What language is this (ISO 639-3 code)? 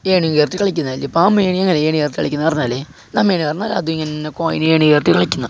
mal